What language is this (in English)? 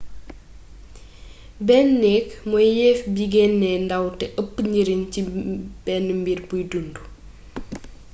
Wolof